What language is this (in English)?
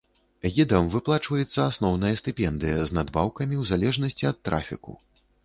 Belarusian